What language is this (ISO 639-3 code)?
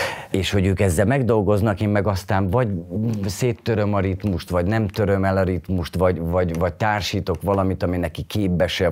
hun